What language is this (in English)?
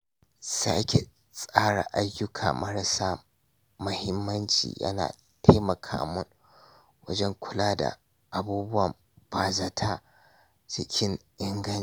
Hausa